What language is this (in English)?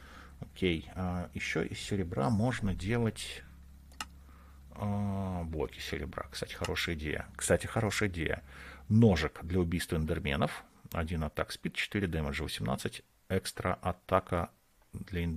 Russian